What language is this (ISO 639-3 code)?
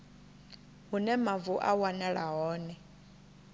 ven